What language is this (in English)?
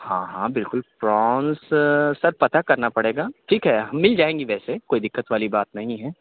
Urdu